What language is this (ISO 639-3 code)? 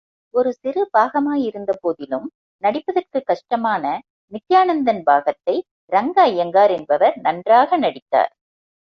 tam